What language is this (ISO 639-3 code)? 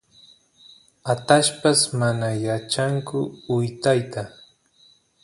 qus